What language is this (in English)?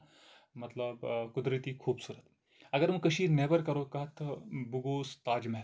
Kashmiri